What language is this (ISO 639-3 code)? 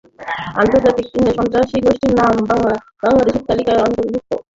ben